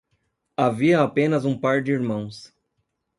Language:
Portuguese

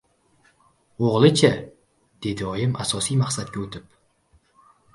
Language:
Uzbek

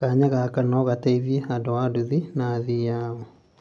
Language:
Kikuyu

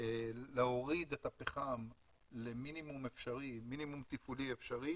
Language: Hebrew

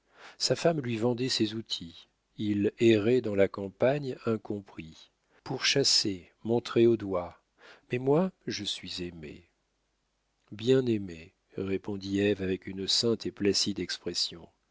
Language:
French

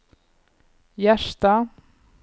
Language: Norwegian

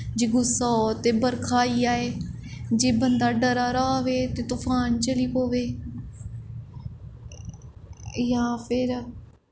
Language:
Dogri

